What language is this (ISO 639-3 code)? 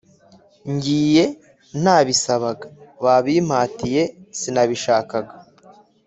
kin